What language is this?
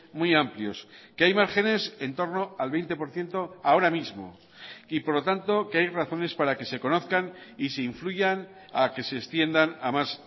Spanish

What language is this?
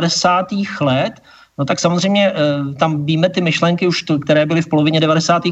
Czech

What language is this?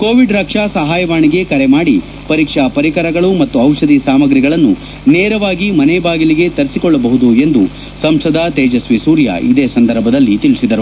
Kannada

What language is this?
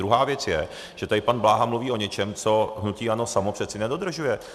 Czech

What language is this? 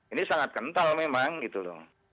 Indonesian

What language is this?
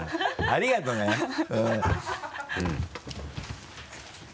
Japanese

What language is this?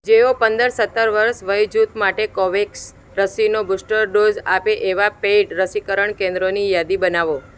Gujarati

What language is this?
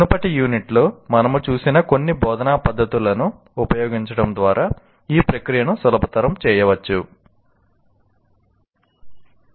Telugu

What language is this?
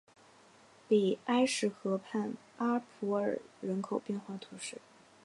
Chinese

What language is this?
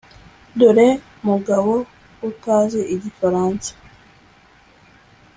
Kinyarwanda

